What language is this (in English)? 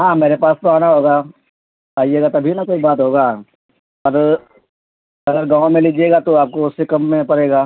Urdu